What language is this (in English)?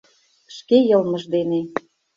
Mari